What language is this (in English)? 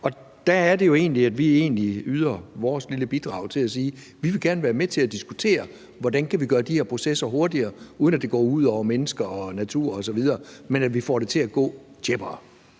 Danish